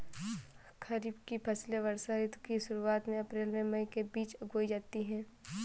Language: Hindi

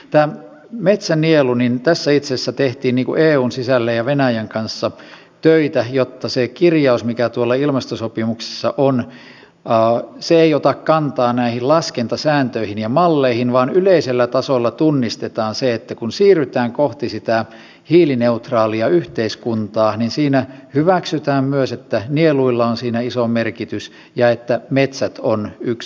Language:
Finnish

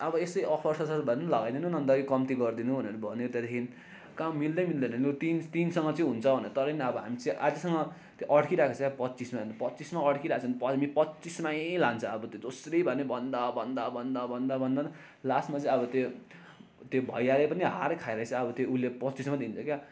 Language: Nepali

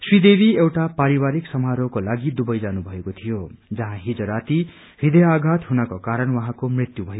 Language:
Nepali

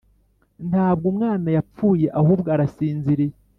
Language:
Kinyarwanda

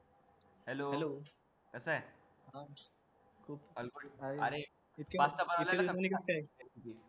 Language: Marathi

